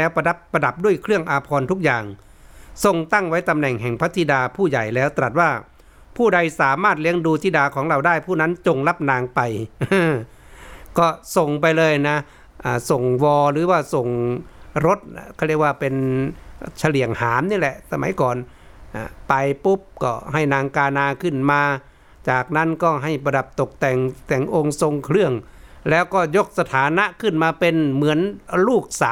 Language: Thai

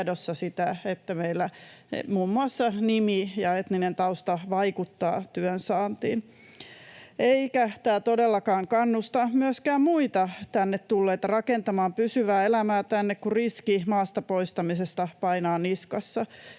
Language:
Finnish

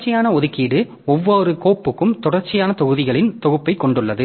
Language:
Tamil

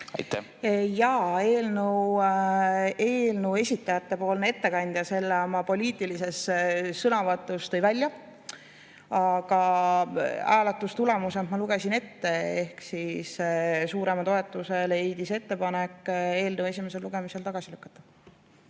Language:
Estonian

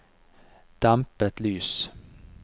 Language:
Norwegian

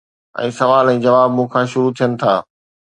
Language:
Sindhi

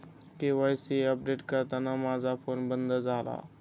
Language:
Marathi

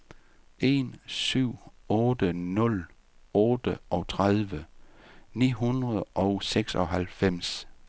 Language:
Danish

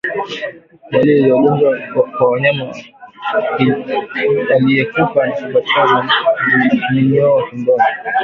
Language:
Swahili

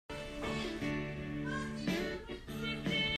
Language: Hakha Chin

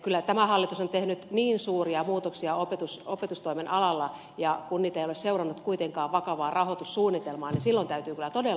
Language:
Finnish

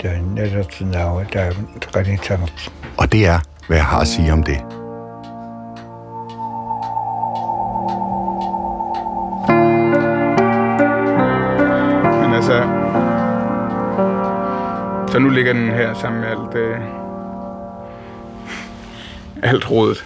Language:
Danish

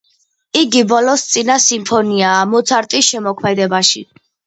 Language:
Georgian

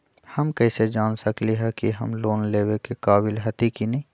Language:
Magahi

